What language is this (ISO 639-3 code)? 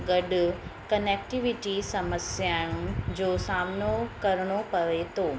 snd